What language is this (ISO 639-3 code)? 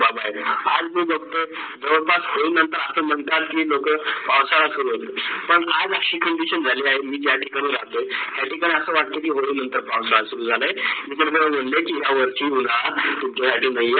mar